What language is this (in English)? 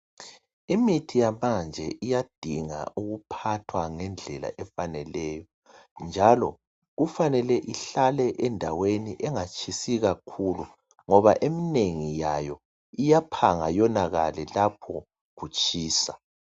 North Ndebele